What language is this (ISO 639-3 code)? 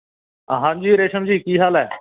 pan